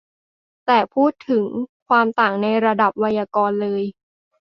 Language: Thai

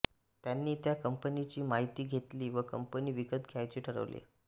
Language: Marathi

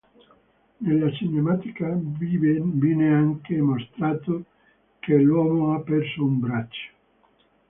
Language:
Italian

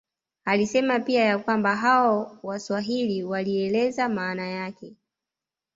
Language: Swahili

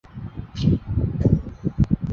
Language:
Chinese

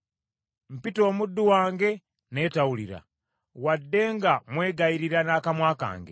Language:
Ganda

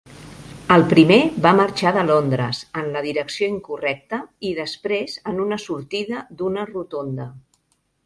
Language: Catalan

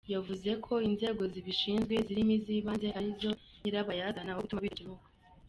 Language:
Kinyarwanda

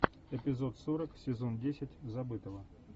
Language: Russian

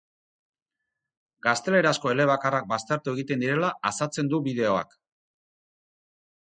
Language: Basque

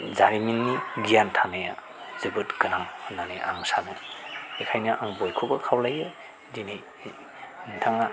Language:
Bodo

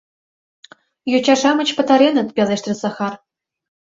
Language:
Mari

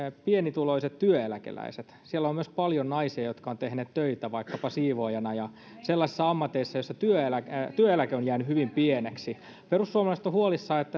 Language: Finnish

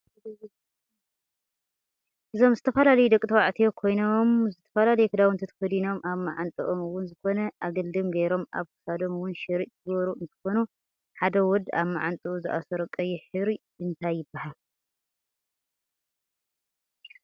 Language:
Tigrinya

